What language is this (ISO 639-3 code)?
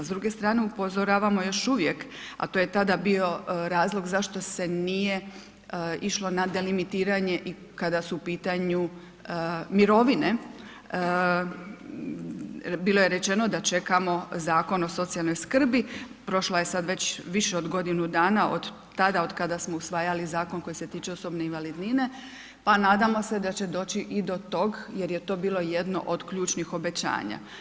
hrv